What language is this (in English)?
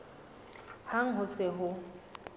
Southern Sotho